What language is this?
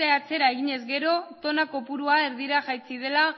Basque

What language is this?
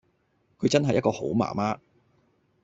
Cantonese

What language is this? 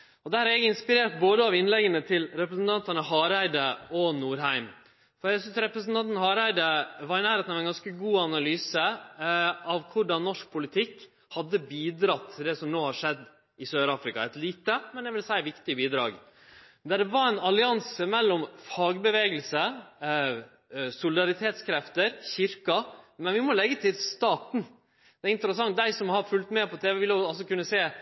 Norwegian Nynorsk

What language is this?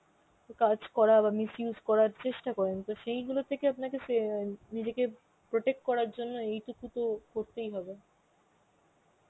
Bangla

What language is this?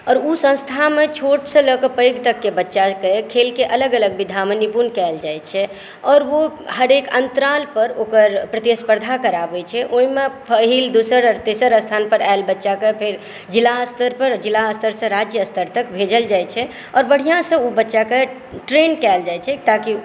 Maithili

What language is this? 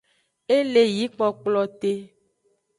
Aja (Benin)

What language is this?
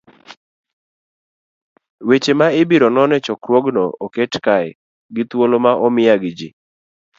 Luo (Kenya and Tanzania)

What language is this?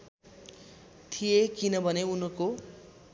Nepali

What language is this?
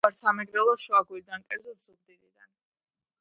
Georgian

